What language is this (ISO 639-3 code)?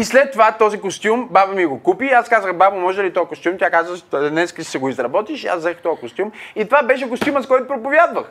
bul